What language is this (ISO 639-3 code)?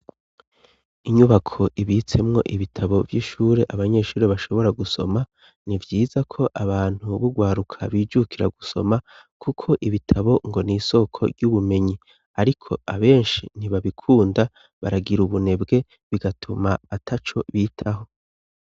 run